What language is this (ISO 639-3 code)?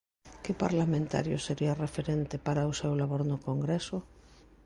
glg